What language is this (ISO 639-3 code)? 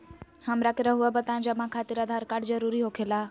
mag